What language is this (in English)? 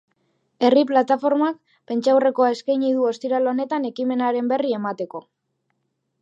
Basque